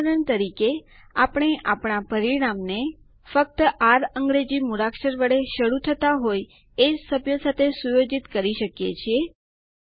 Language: Gujarati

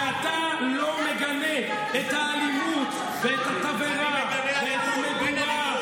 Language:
Hebrew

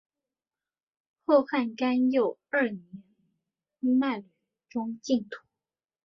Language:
Chinese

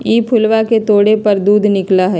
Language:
Magahi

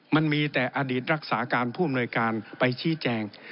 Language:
Thai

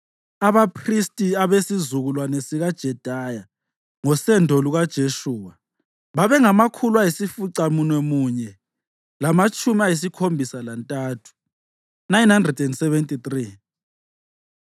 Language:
North Ndebele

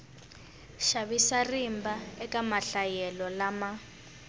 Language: Tsonga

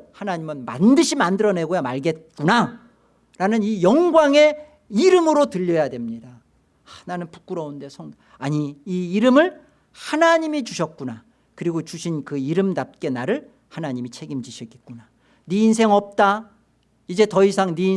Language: Korean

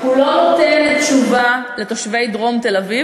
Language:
Hebrew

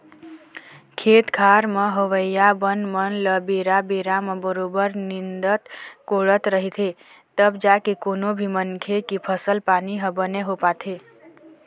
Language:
Chhattisgarhi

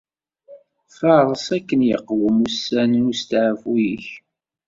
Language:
Kabyle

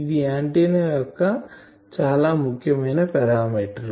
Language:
Telugu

